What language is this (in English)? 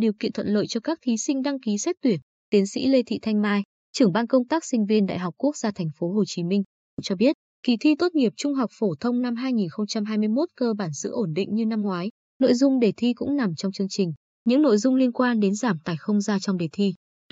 Vietnamese